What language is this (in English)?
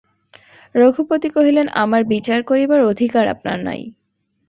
Bangla